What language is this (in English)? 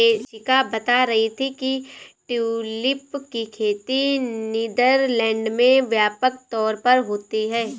Hindi